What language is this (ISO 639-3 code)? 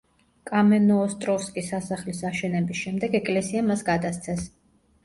kat